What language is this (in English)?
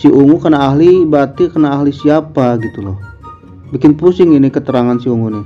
Indonesian